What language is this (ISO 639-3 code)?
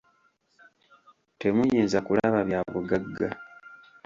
lug